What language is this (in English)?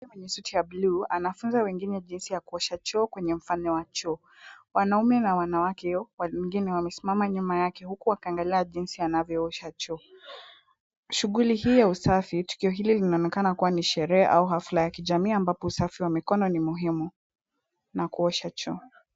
Swahili